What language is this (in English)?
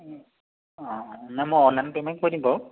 Assamese